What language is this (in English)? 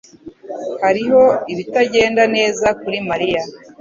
Kinyarwanda